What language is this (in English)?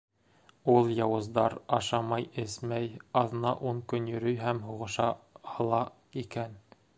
Bashkir